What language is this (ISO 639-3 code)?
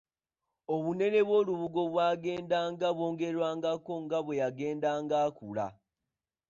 lug